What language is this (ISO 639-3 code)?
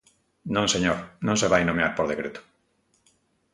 glg